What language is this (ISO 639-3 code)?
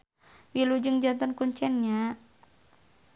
sun